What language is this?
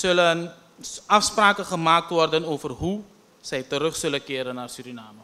Dutch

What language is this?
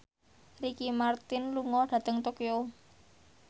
Javanese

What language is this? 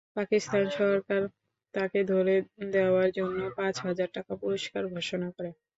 Bangla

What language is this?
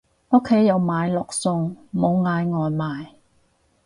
Cantonese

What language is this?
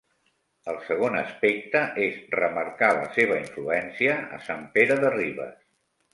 Catalan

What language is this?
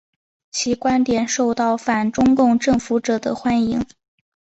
Chinese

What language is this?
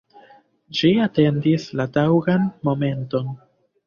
Esperanto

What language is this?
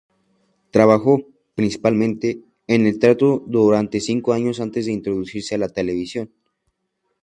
Spanish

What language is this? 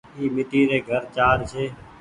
Goaria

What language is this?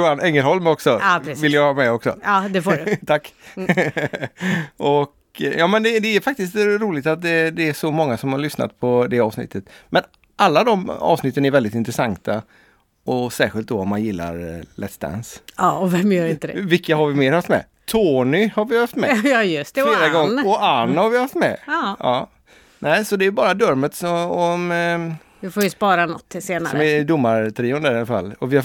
Swedish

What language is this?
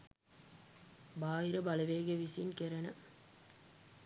Sinhala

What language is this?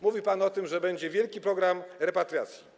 Polish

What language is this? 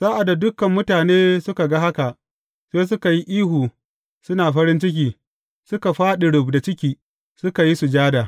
Hausa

